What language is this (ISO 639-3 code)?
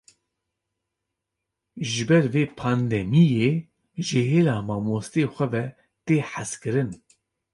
kur